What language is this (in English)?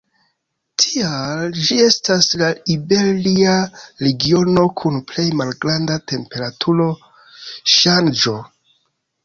Esperanto